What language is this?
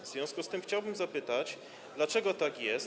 Polish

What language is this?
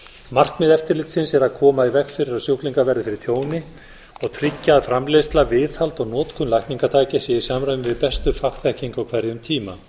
Icelandic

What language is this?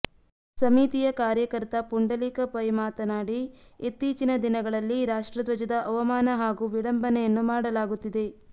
Kannada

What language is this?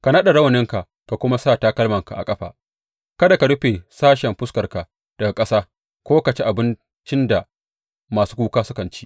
Hausa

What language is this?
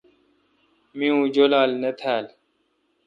Kalkoti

